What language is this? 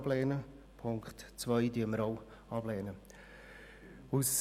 Swiss German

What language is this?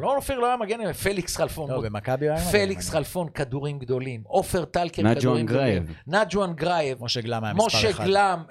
Hebrew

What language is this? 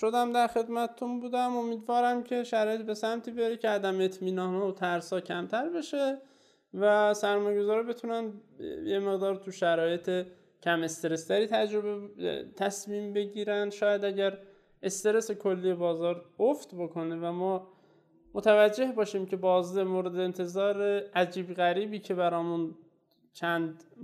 Persian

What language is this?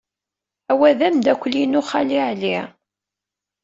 Kabyle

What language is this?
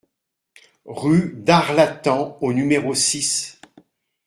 French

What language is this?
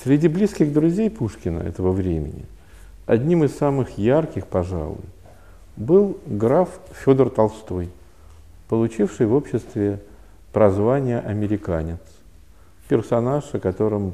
Russian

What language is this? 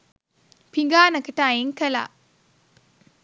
Sinhala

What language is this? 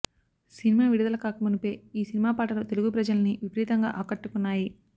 Telugu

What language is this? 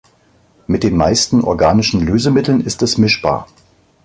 German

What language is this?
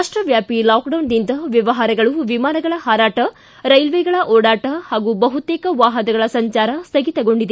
Kannada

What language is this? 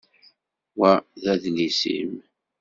Kabyle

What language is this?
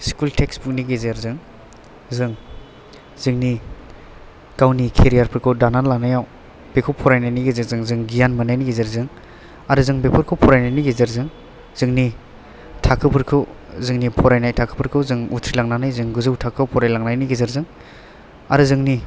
Bodo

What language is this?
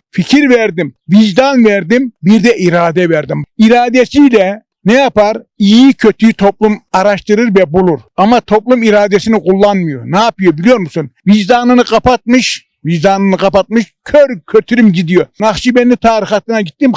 Turkish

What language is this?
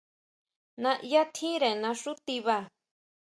Huautla Mazatec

